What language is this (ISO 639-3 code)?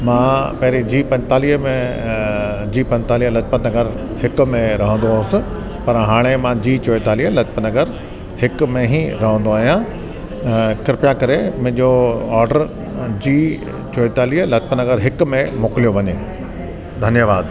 snd